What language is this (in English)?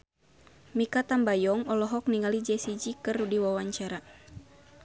Sundanese